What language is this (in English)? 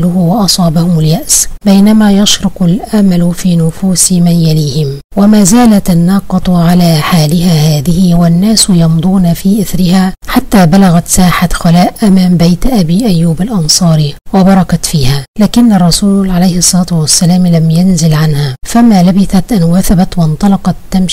Arabic